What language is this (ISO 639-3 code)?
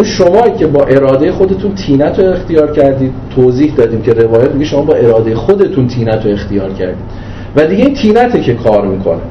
fas